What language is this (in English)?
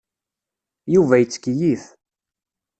Kabyle